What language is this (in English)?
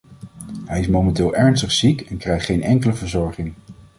Dutch